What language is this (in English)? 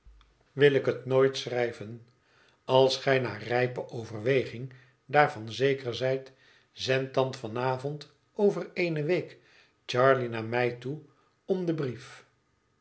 Dutch